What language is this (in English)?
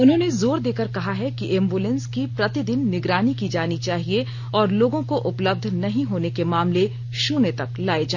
Hindi